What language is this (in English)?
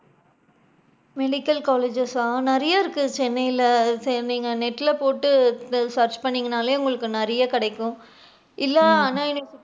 Tamil